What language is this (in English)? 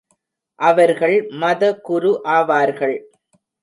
Tamil